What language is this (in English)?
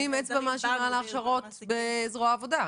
Hebrew